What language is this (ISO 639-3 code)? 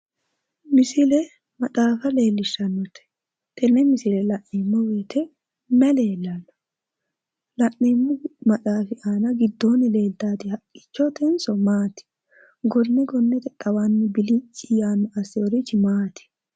sid